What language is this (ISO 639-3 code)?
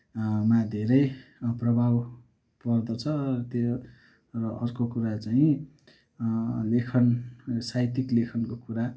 nep